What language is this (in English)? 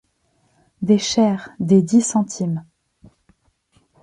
French